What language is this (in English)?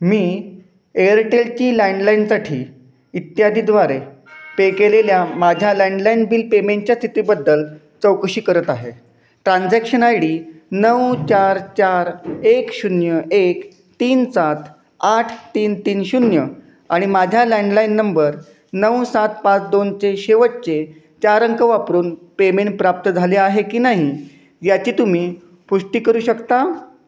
Marathi